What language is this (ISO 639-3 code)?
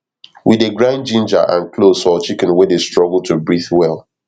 pcm